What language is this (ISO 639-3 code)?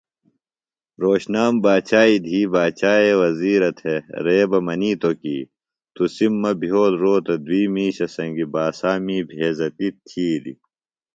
phl